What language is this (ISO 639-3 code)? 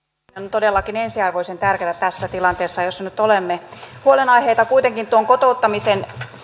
fin